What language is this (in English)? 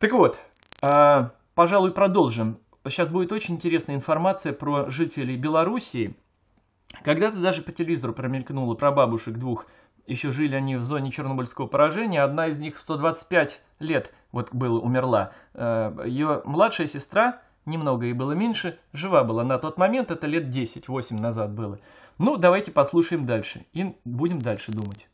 Russian